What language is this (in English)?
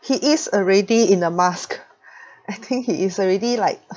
English